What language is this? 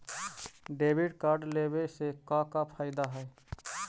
Magahi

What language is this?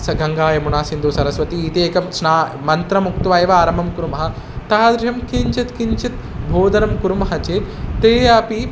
Sanskrit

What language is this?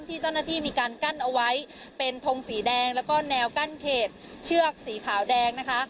Thai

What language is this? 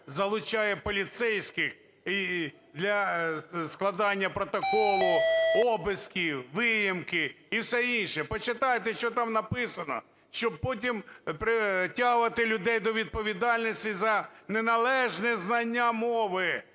Ukrainian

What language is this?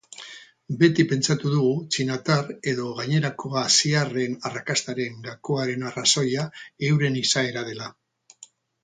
Basque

